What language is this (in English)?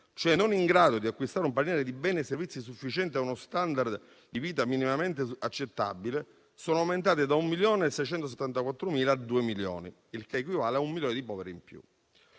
Italian